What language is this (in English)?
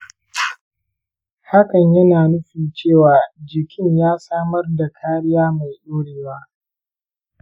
Hausa